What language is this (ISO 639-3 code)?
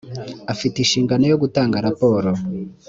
kin